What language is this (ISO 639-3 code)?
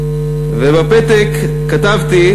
heb